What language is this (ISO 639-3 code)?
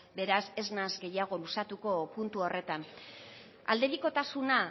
eus